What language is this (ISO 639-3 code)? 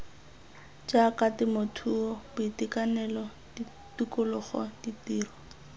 tsn